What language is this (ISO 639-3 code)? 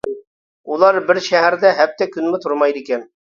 uig